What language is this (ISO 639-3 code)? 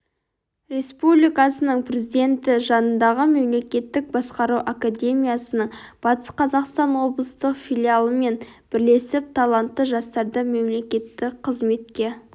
kaz